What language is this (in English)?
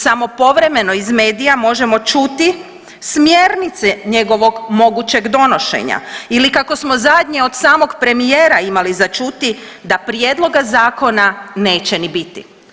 Croatian